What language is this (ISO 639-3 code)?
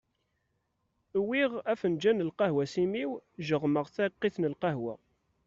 kab